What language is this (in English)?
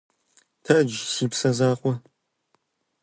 Kabardian